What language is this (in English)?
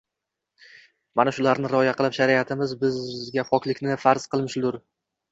Uzbek